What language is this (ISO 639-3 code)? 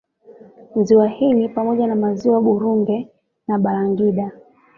swa